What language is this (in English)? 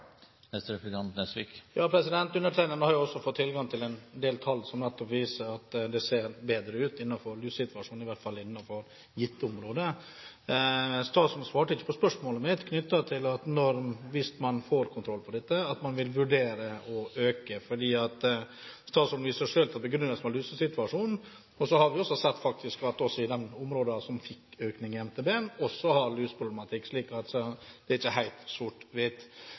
Norwegian Bokmål